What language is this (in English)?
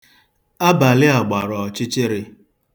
Igbo